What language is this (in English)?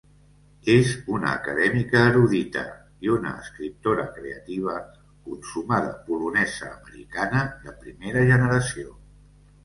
Catalan